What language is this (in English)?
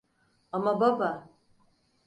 Turkish